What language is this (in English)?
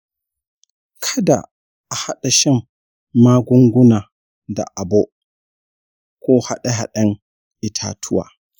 Hausa